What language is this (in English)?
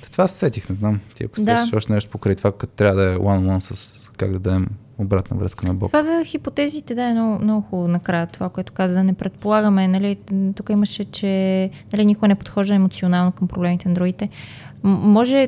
Bulgarian